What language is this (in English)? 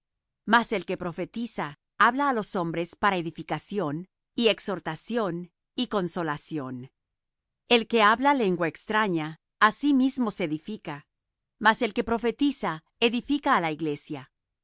Spanish